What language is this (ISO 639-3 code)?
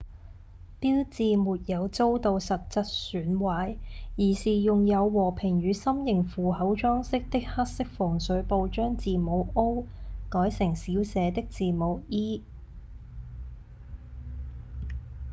yue